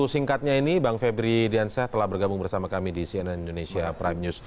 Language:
Indonesian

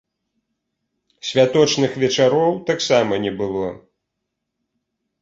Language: Belarusian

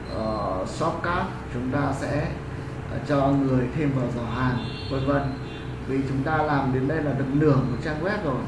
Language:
Vietnamese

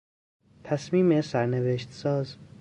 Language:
Persian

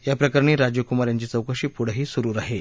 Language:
Marathi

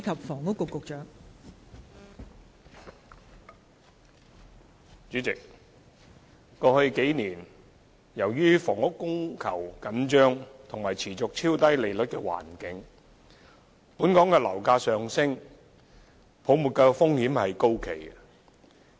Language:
Cantonese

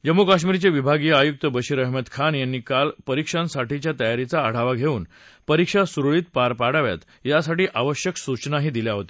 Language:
Marathi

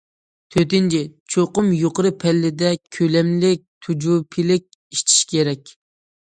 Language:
Uyghur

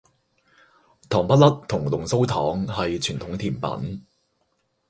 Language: Cantonese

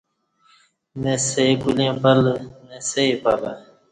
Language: Kati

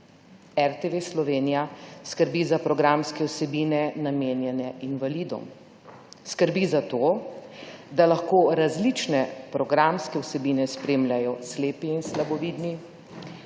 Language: Slovenian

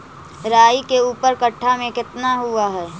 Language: Magahi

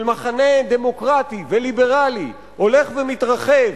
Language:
Hebrew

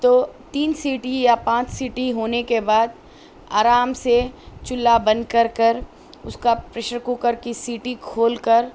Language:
Urdu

